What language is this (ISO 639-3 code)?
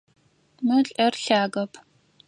ady